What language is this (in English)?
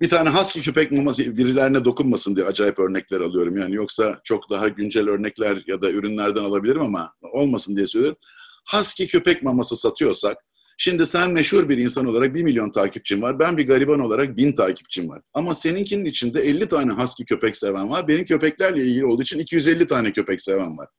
Turkish